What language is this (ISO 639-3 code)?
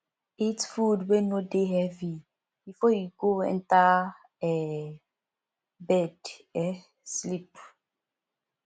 pcm